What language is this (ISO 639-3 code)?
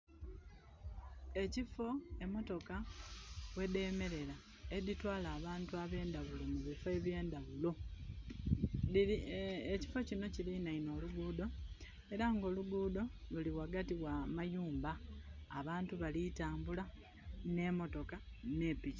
xog